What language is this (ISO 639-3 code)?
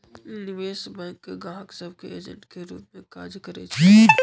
mag